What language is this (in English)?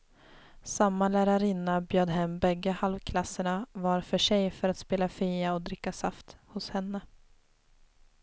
Swedish